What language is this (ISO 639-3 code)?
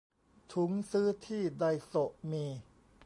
tha